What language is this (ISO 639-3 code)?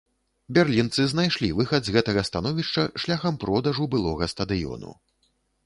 bel